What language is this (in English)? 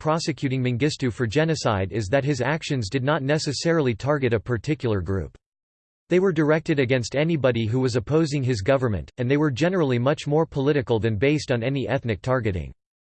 English